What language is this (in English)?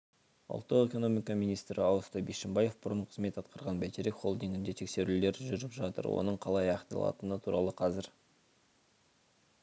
Kazakh